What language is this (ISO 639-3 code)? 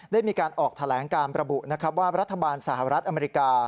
tha